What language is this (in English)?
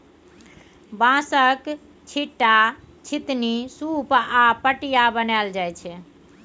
Maithili